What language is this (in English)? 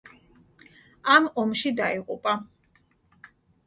Georgian